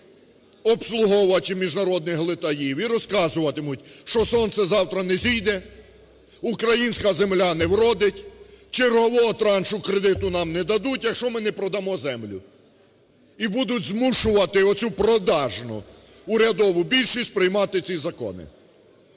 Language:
Ukrainian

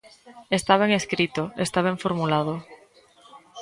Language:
Galician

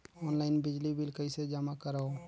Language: Chhattisgarhi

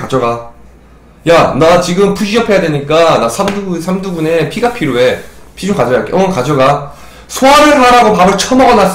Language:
Korean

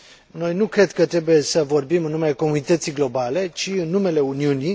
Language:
Romanian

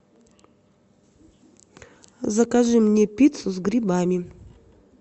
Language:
Russian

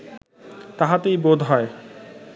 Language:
Bangla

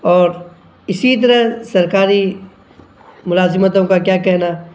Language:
Urdu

